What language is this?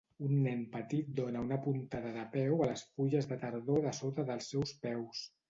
Catalan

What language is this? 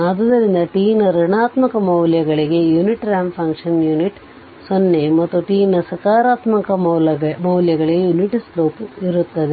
Kannada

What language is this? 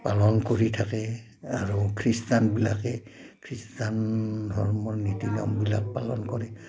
Assamese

